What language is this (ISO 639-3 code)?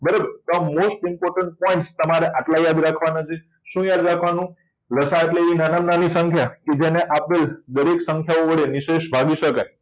guj